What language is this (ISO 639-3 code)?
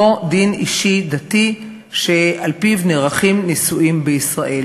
heb